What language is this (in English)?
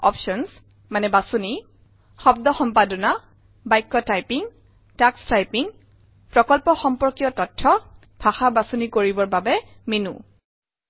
Assamese